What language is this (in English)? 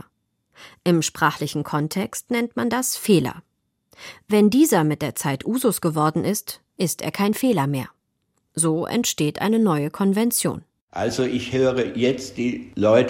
German